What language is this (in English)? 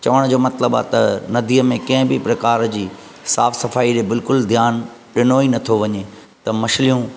Sindhi